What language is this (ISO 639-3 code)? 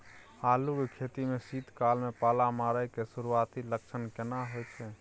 mai